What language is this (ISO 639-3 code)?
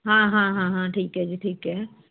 pan